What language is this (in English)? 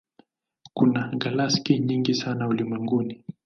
Swahili